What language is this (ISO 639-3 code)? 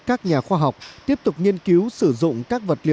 vie